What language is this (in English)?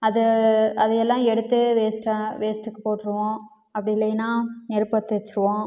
Tamil